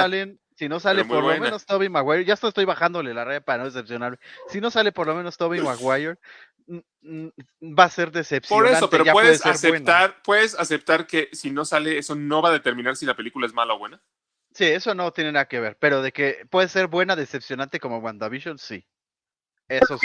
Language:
Spanish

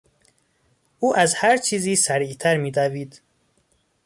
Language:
Persian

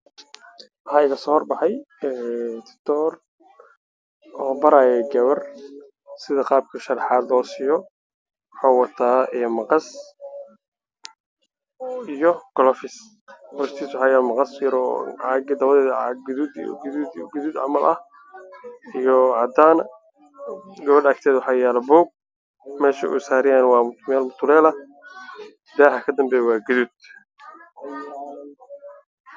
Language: Somali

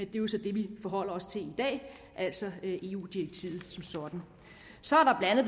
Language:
Danish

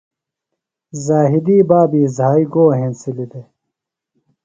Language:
Phalura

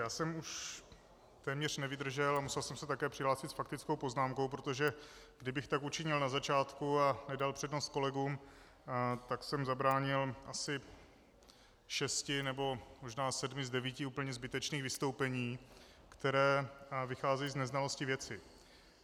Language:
Czech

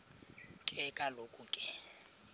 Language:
Xhosa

